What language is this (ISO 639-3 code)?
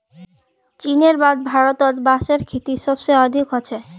mag